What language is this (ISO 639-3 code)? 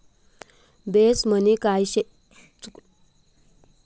mar